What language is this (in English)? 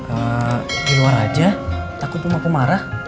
Indonesian